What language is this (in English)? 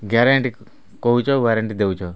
Odia